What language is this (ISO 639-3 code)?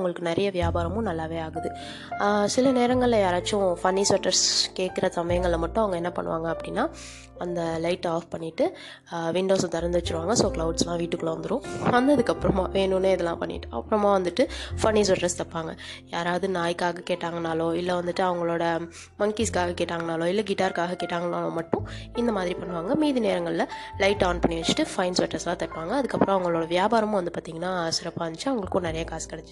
tam